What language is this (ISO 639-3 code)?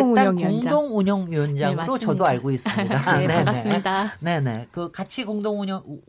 kor